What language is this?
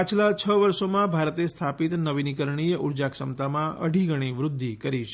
Gujarati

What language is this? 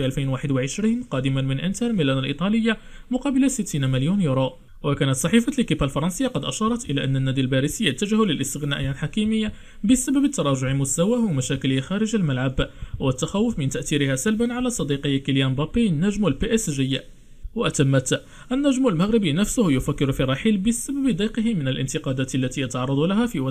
Arabic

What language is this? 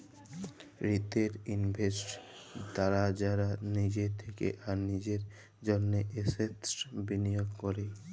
Bangla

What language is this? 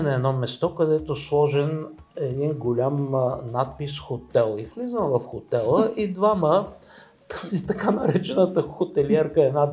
Bulgarian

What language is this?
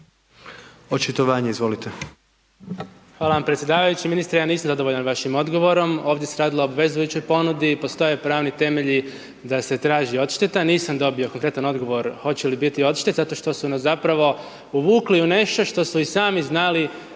Croatian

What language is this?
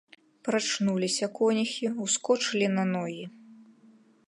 Belarusian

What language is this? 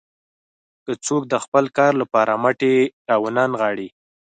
Pashto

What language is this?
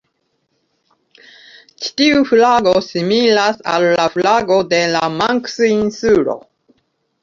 Esperanto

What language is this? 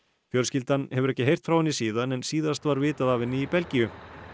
Icelandic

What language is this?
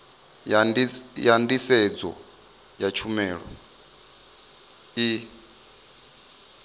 Venda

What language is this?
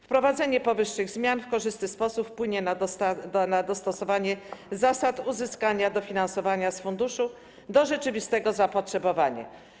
Polish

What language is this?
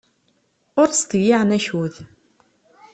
Kabyle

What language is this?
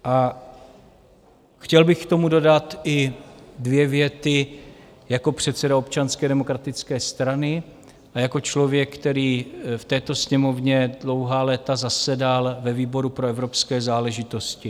Czech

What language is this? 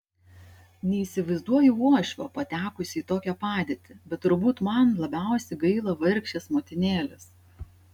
Lithuanian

